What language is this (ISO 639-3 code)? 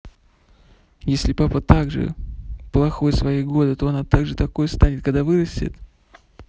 rus